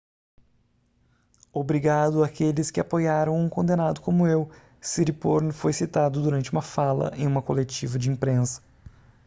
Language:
Portuguese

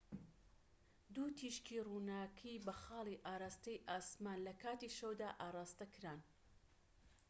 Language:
Central Kurdish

